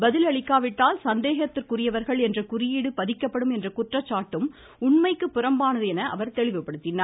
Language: Tamil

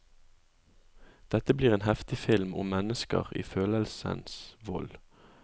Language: Norwegian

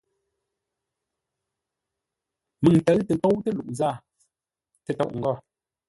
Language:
Ngombale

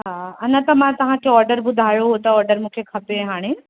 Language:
Sindhi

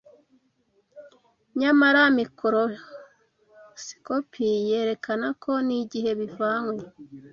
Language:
Kinyarwanda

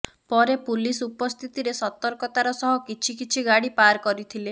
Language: Odia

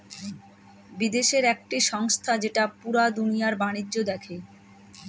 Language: Bangla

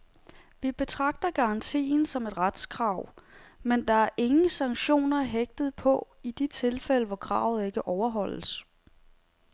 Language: Danish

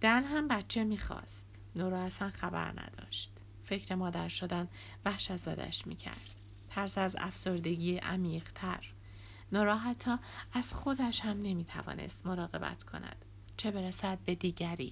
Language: Persian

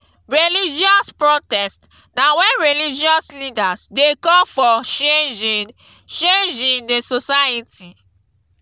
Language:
Nigerian Pidgin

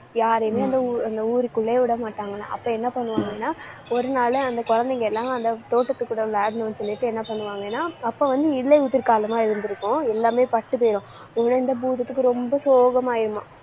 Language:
Tamil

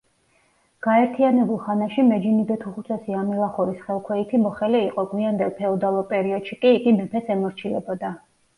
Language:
Georgian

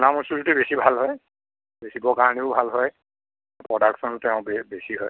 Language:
Assamese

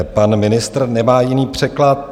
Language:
Czech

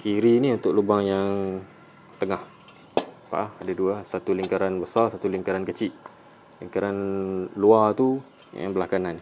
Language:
Malay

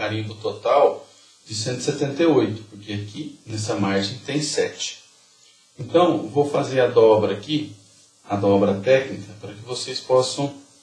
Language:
Portuguese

